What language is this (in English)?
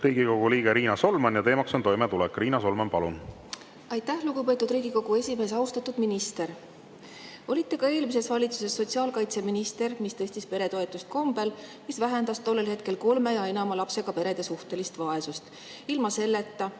Estonian